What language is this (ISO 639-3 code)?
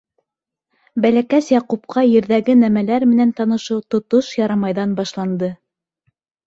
bak